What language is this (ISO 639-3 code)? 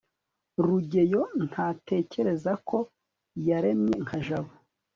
kin